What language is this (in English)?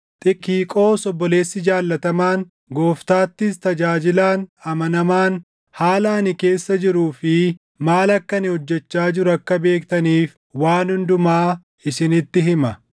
Oromo